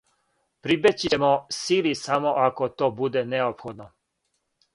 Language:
Serbian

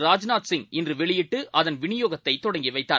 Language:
Tamil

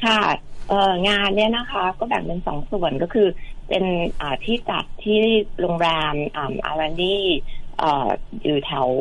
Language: Thai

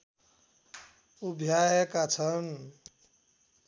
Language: Nepali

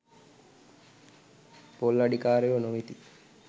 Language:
Sinhala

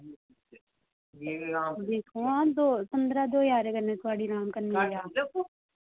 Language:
Dogri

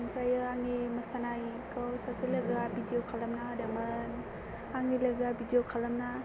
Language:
Bodo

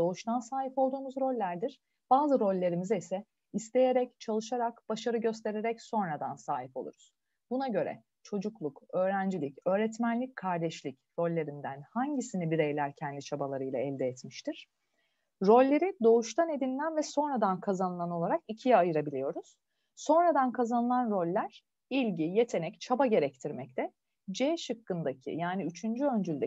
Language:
Turkish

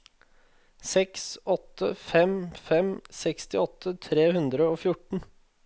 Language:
Norwegian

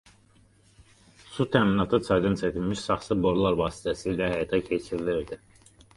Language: Azerbaijani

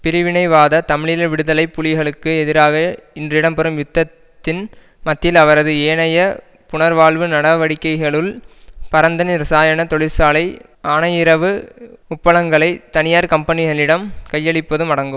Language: Tamil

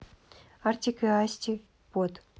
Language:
Russian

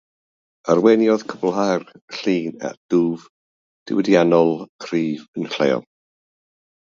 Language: Welsh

